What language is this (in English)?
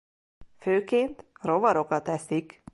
Hungarian